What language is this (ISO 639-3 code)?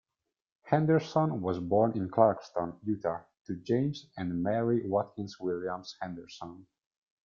eng